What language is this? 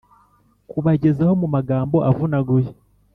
Kinyarwanda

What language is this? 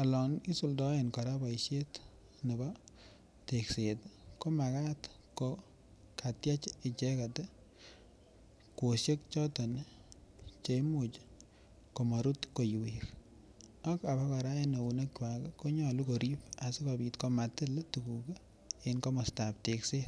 Kalenjin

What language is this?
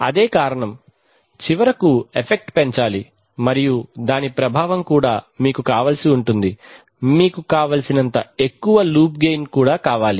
Telugu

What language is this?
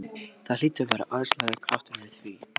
Icelandic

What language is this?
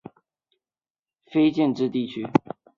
Chinese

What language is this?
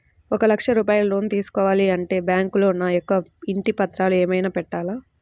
Telugu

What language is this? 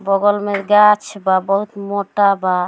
Bhojpuri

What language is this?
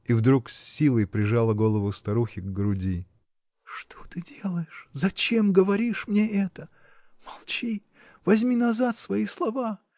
Russian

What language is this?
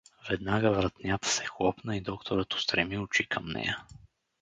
Bulgarian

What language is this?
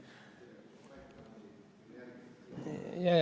Estonian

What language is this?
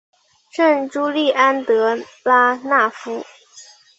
Chinese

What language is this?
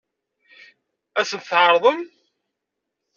Kabyle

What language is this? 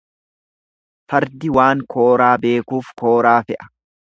Oromo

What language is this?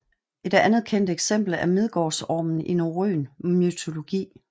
Danish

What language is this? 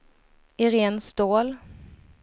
Swedish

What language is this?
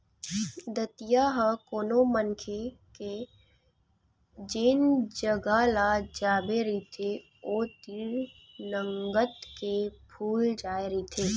Chhattisgarhi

